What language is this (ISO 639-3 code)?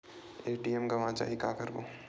hne